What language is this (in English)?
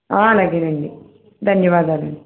Telugu